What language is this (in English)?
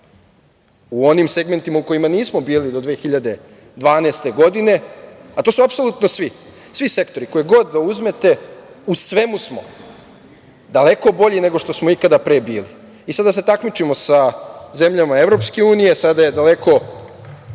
Serbian